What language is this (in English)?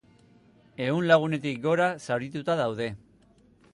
Basque